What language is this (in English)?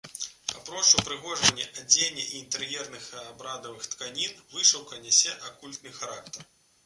Belarusian